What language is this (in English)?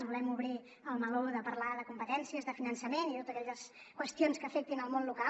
Catalan